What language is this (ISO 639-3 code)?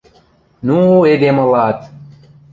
mrj